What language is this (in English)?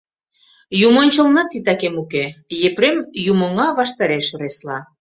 Mari